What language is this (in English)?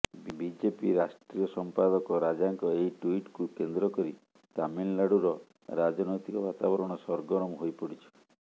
Odia